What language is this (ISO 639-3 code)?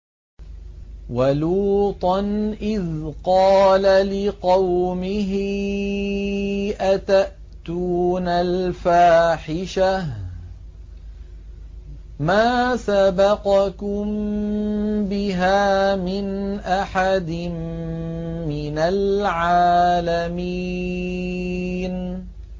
ara